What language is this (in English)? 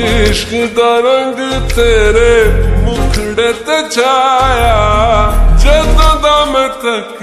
Romanian